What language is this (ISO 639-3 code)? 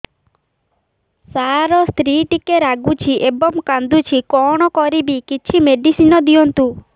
ori